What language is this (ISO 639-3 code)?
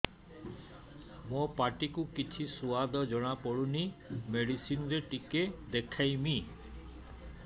ori